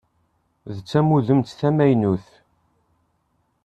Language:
Kabyle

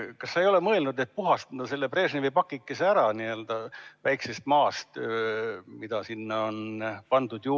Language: Estonian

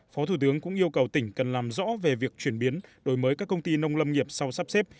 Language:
Vietnamese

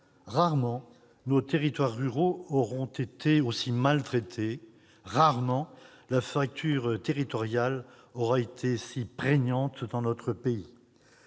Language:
French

